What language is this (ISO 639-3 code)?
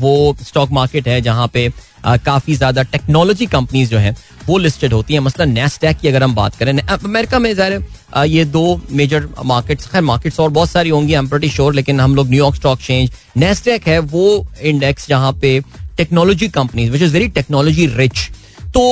hin